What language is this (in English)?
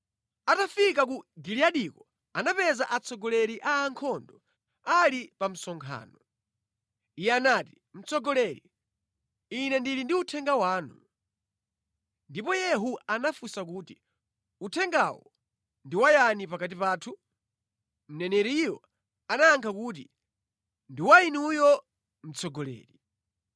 Nyanja